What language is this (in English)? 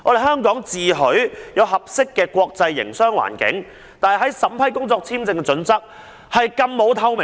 Cantonese